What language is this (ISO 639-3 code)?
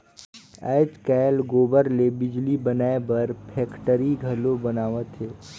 hne